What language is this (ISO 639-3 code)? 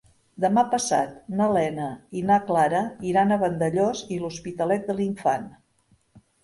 cat